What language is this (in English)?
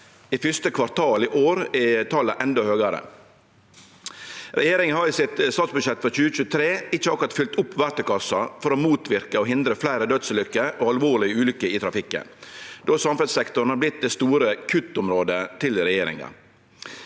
Norwegian